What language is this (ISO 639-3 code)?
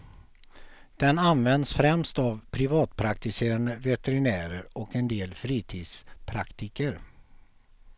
swe